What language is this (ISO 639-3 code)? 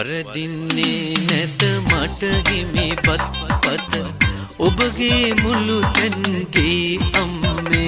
ron